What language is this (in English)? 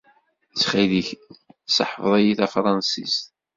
Kabyle